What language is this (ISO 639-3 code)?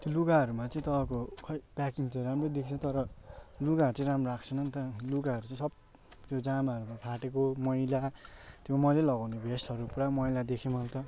nep